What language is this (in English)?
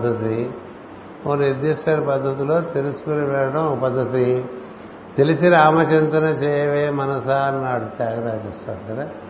Telugu